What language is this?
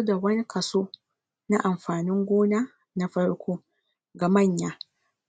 Hausa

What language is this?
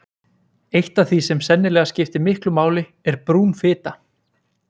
Icelandic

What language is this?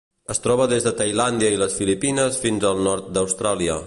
Catalan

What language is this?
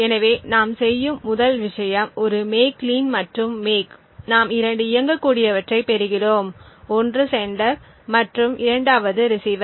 Tamil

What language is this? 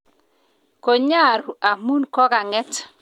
Kalenjin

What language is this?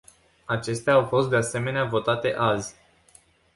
Romanian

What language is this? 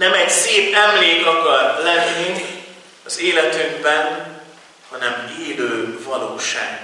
Hungarian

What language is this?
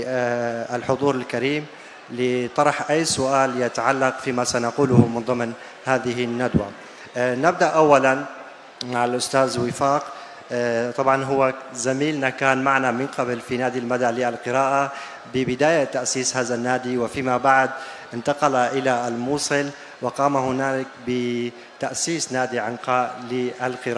Arabic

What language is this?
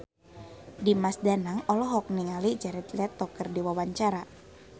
Sundanese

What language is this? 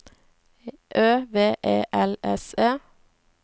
Norwegian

